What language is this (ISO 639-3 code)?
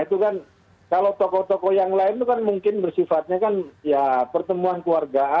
ind